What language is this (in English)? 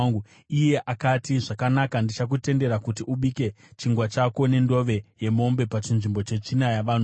Shona